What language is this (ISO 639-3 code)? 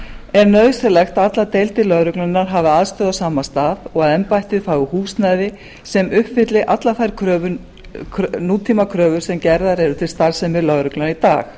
isl